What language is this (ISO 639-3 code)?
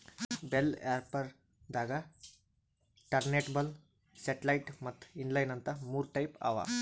kan